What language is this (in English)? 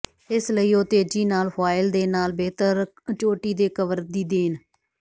Punjabi